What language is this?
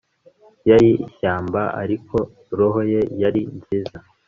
Kinyarwanda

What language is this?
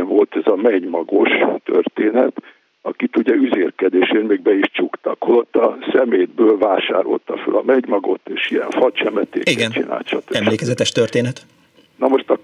Hungarian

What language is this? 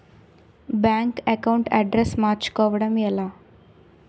Telugu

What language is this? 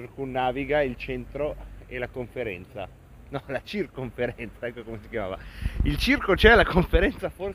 Italian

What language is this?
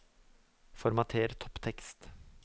Norwegian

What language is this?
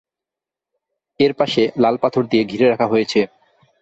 Bangla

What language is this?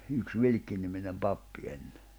Finnish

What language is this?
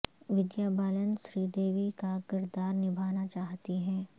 Urdu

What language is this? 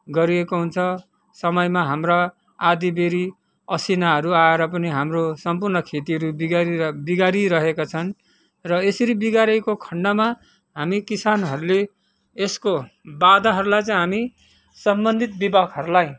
Nepali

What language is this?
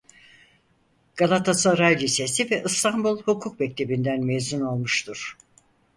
Turkish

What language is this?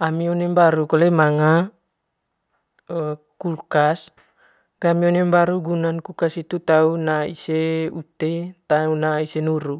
Manggarai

